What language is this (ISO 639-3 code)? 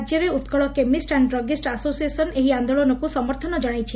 ori